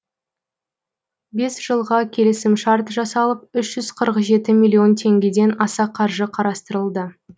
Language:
Kazakh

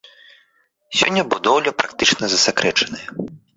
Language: Belarusian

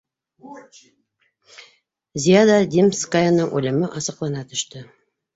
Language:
Bashkir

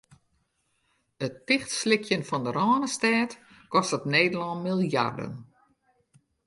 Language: Western Frisian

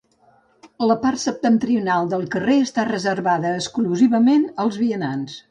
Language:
Catalan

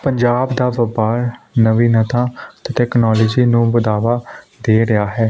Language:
Punjabi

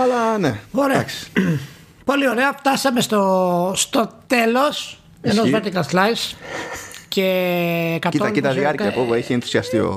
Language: Greek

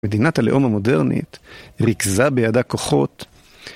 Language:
Hebrew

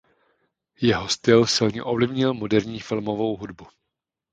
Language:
Czech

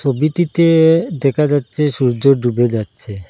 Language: Bangla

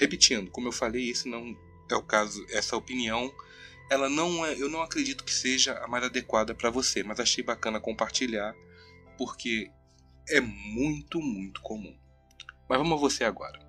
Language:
Portuguese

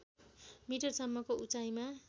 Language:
Nepali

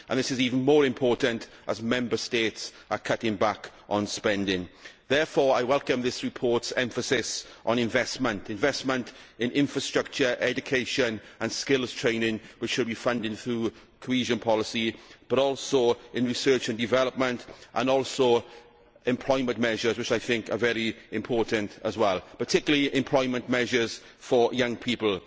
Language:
English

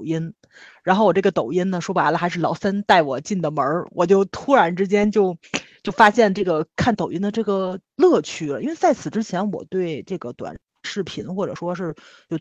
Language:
Chinese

